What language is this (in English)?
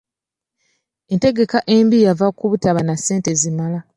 Ganda